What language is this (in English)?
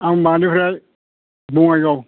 Bodo